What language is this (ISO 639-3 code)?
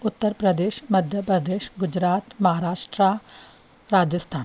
snd